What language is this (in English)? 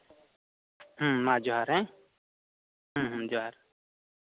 Santali